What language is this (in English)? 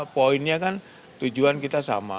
Indonesian